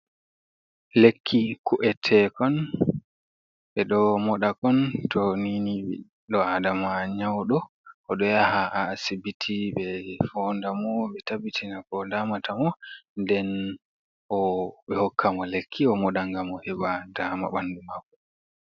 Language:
Fula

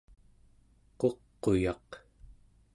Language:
Central Yupik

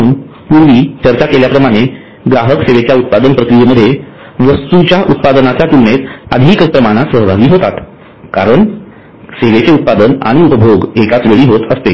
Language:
Marathi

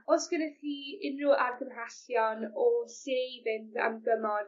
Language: Welsh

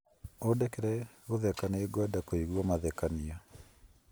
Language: Kikuyu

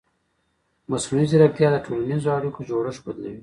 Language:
Pashto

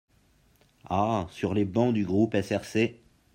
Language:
French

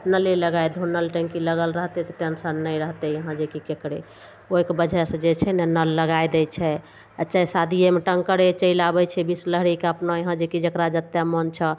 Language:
Maithili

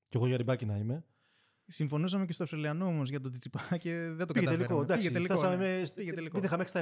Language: Greek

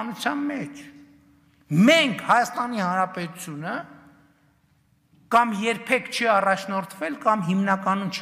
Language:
Romanian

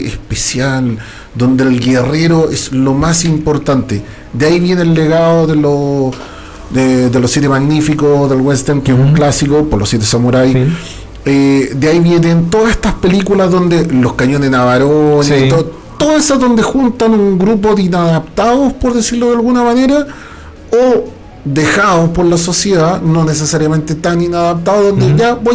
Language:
Spanish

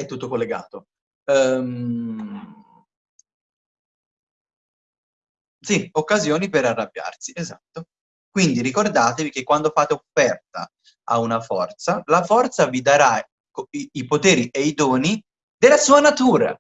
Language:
Italian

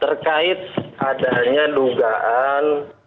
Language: Indonesian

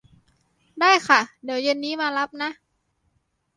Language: Thai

